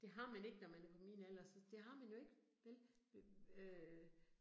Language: Danish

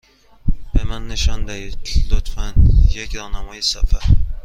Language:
Persian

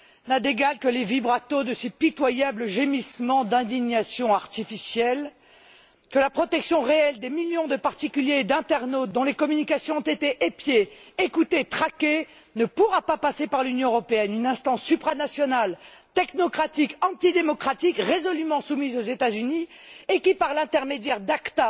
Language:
French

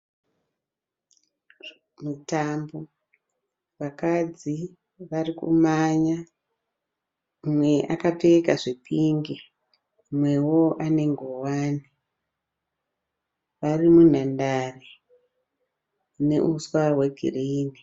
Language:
Shona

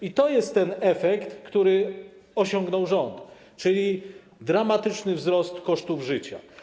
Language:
Polish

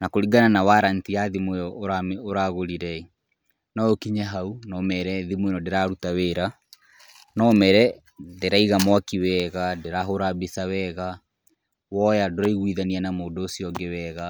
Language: Kikuyu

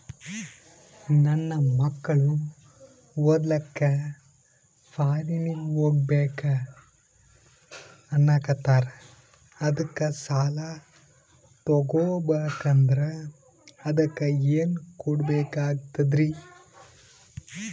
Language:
Kannada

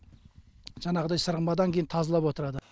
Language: Kazakh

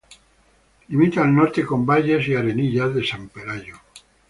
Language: Spanish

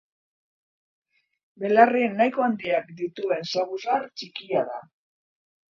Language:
Basque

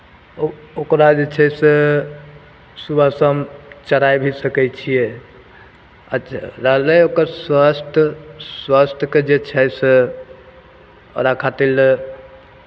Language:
Maithili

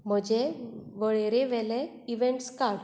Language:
Konkani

